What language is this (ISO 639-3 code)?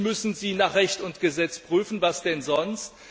deu